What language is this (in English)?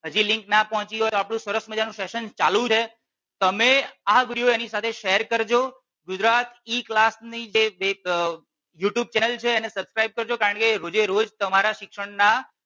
Gujarati